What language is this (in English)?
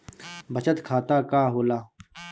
Bhojpuri